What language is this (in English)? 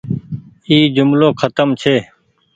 Goaria